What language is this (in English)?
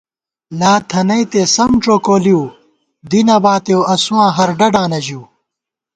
Gawar-Bati